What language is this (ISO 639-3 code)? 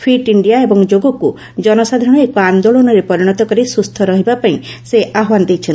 ori